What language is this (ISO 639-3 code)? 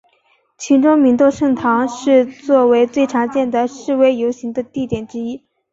zho